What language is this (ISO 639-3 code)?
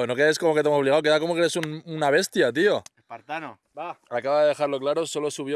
spa